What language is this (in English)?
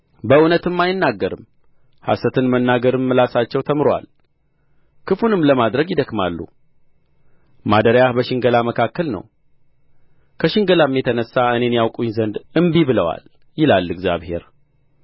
Amharic